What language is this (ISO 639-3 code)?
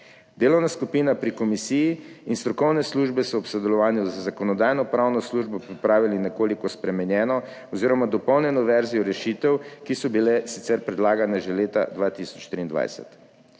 slv